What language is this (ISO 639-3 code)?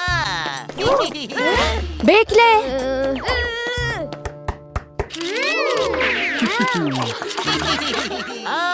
tur